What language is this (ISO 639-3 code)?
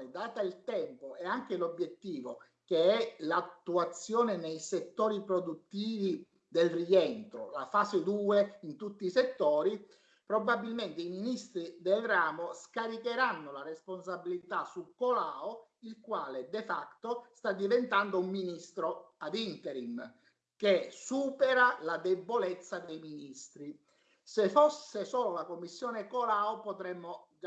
ita